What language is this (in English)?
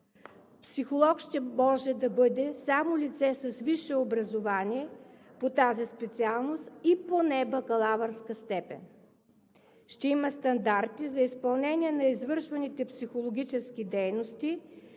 Bulgarian